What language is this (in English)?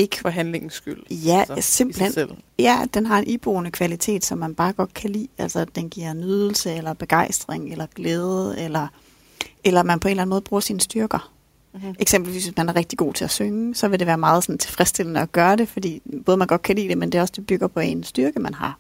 Danish